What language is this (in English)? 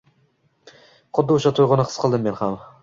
Uzbek